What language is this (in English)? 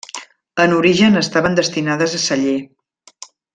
Catalan